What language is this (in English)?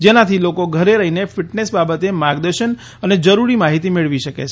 Gujarati